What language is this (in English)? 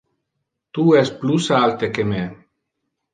Interlingua